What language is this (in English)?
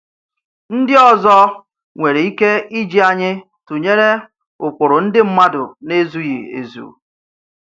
Igbo